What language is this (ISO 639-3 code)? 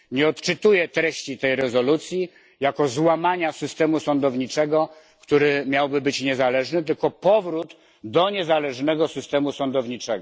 pol